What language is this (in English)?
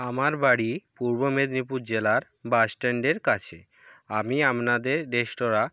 Bangla